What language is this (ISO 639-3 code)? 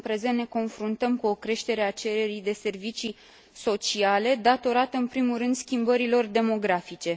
ron